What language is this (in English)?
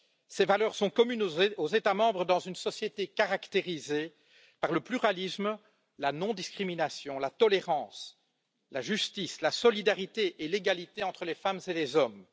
French